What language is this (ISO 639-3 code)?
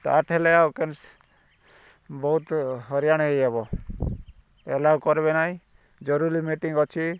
ori